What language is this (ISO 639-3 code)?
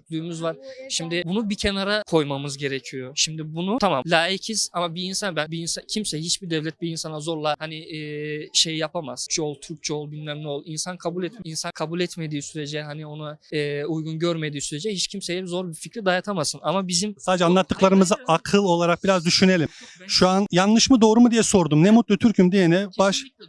tur